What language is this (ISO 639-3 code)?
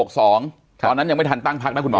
tha